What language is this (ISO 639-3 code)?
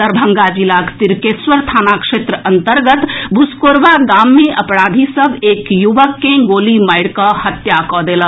mai